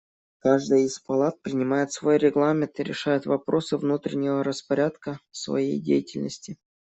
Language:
Russian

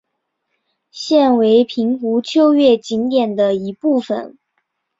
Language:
Chinese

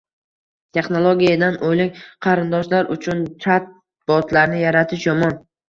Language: Uzbek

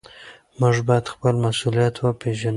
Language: Pashto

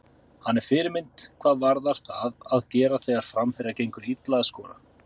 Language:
Icelandic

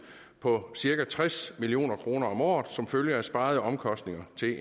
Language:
Danish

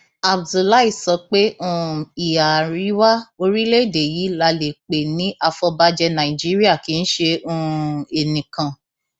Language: Yoruba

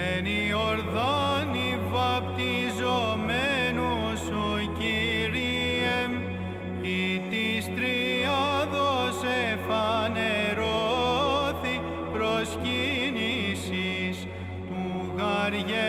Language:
Greek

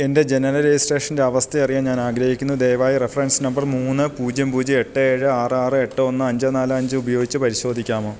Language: Malayalam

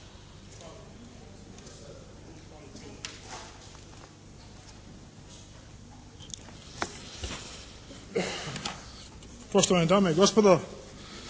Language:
Croatian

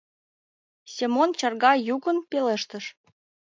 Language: Mari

